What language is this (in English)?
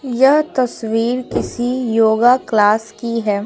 Hindi